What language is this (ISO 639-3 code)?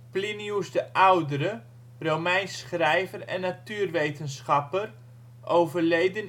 nld